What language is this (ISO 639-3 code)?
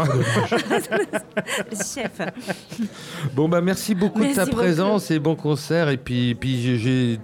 fra